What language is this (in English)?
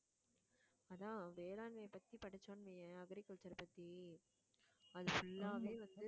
Tamil